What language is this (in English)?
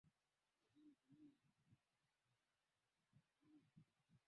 Swahili